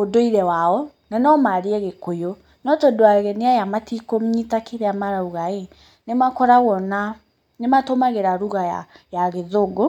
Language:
Kikuyu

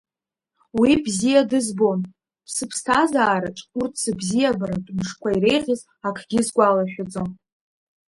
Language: Abkhazian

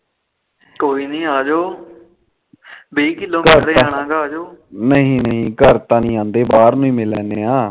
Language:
Punjabi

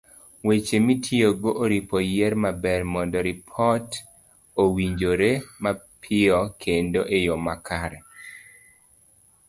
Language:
Luo (Kenya and Tanzania)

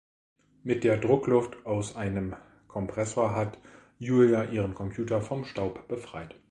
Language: German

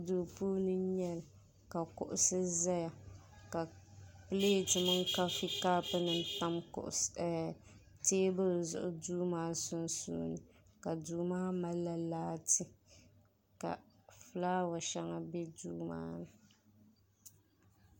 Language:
Dagbani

